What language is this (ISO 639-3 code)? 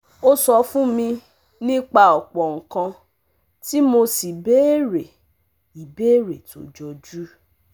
yor